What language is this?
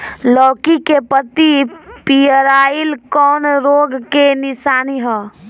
Bhojpuri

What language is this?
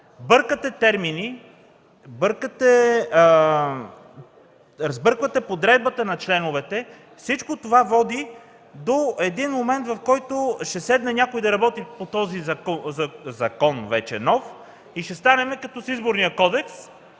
Bulgarian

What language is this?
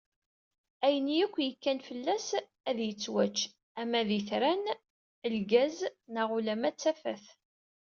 Kabyle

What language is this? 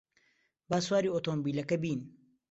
Central Kurdish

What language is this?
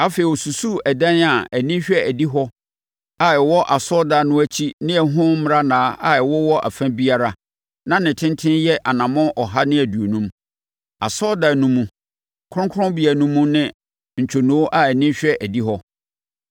Akan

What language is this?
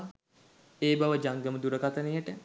Sinhala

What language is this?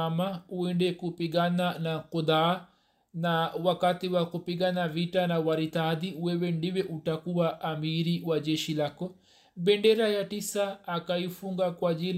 Swahili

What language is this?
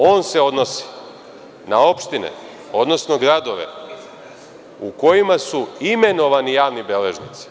Serbian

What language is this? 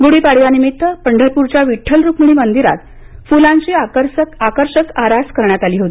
Marathi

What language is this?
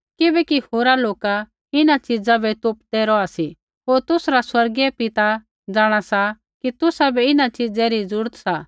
Kullu Pahari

